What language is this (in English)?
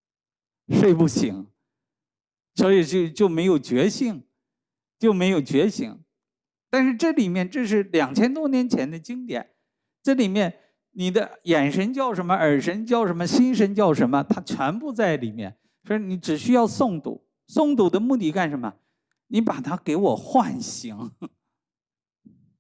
Chinese